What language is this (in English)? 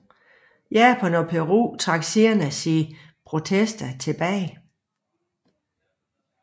Danish